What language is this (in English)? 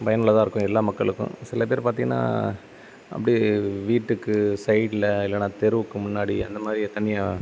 Tamil